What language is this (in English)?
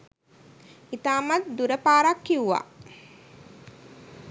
Sinhala